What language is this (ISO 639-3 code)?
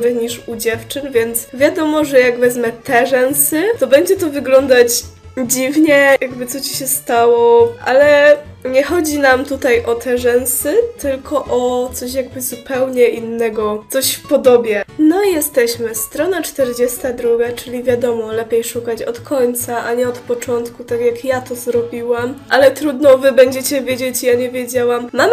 pol